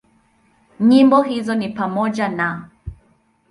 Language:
Swahili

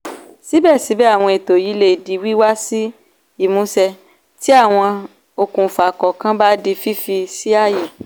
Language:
Yoruba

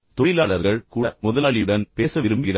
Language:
Tamil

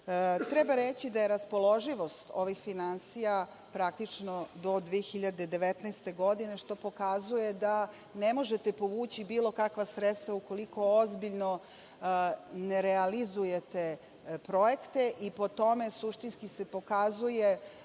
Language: Serbian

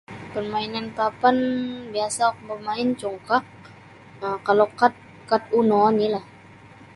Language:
Sabah Bisaya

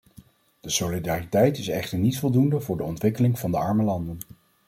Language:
Dutch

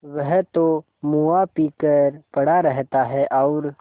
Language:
Hindi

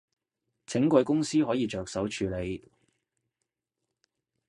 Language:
Cantonese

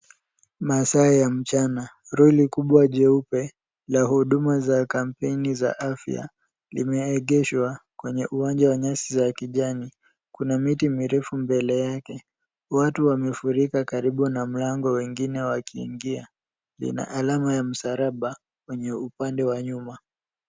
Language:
Swahili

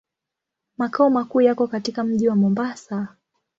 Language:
Swahili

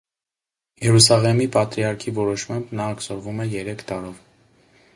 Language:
Armenian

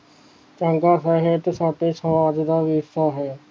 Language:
Punjabi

